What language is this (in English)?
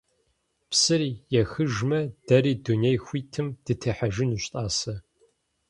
Kabardian